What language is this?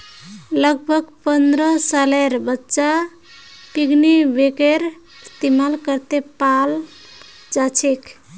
Magahi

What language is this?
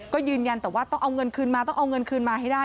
Thai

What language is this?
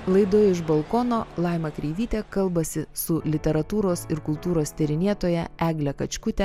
Lithuanian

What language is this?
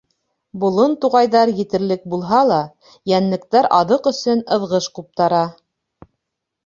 Bashkir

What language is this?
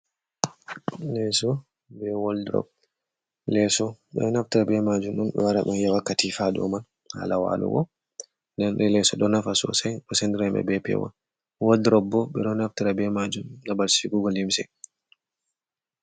Fula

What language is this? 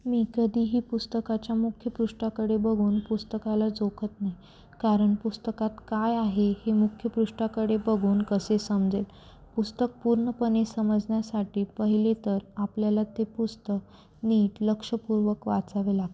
Marathi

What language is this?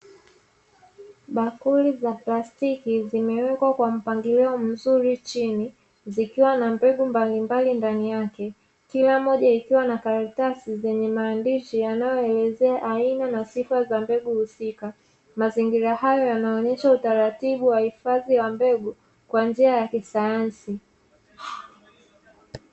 Swahili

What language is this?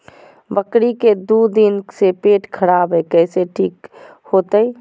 Magahi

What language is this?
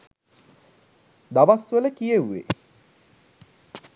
Sinhala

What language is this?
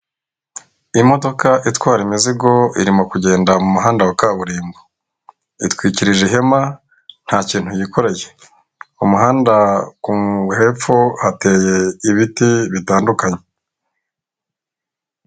Kinyarwanda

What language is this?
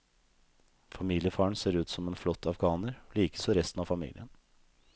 Norwegian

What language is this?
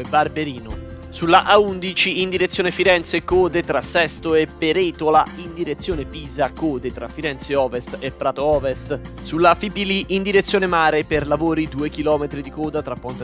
Italian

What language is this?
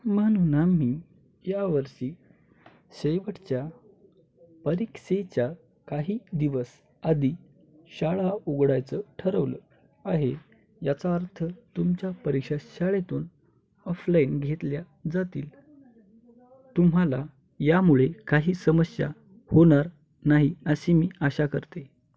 Marathi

